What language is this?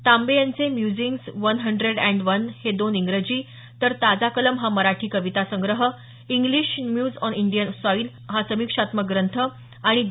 Marathi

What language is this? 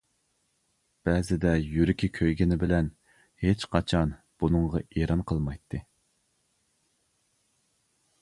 Uyghur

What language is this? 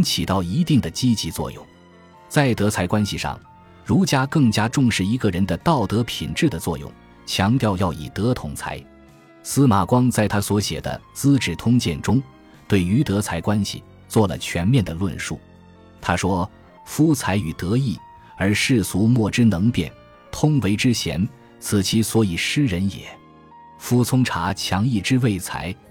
Chinese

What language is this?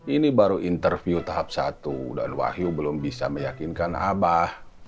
Indonesian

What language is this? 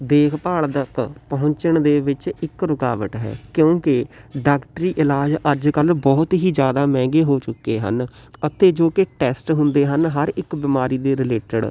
Punjabi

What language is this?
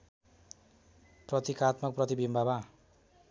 Nepali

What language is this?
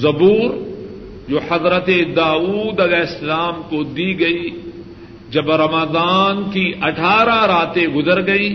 Urdu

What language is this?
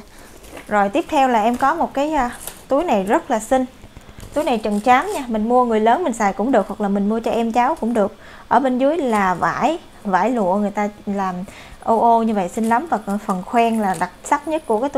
Vietnamese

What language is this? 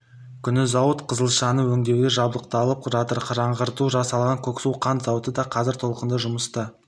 Kazakh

